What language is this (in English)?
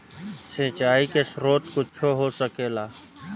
Bhojpuri